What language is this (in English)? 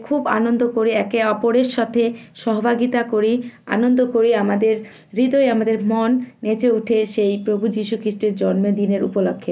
Bangla